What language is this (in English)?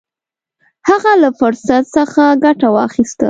Pashto